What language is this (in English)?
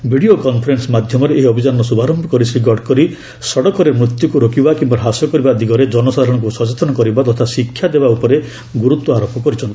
Odia